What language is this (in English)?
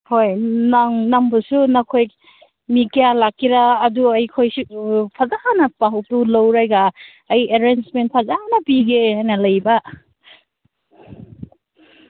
Manipuri